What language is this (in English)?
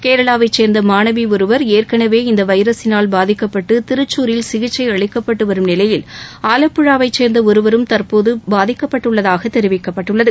Tamil